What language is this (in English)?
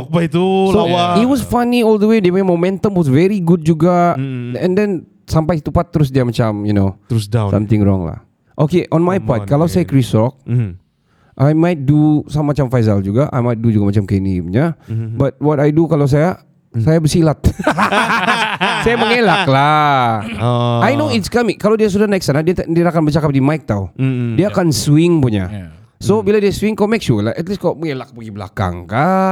Malay